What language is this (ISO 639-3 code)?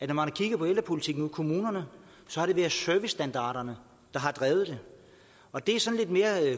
dan